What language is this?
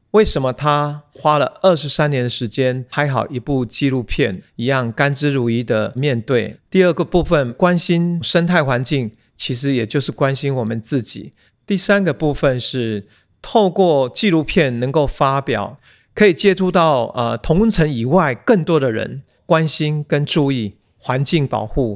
Chinese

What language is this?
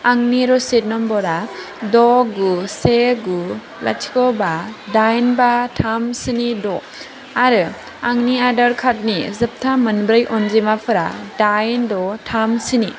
Bodo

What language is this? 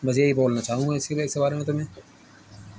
Urdu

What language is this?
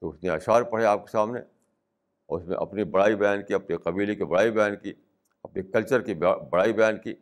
Urdu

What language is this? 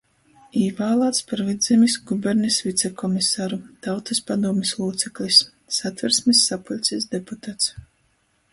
Latgalian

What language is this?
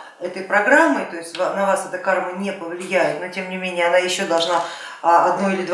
Russian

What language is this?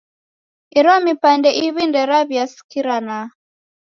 Taita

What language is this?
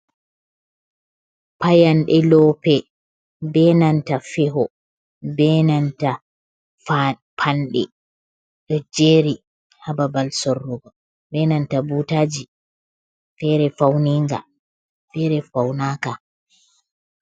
Fula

